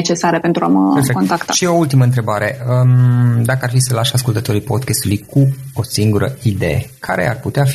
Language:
Romanian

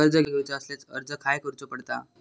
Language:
Marathi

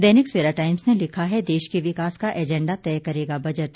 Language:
Hindi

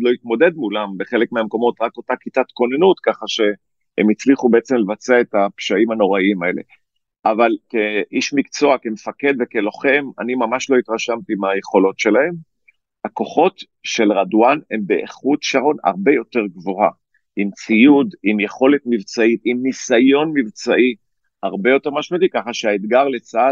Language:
Hebrew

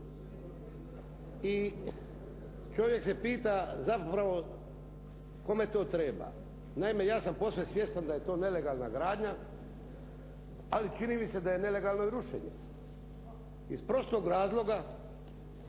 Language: Croatian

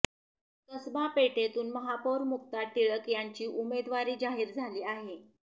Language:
Marathi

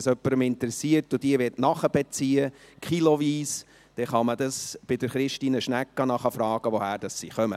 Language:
Swiss German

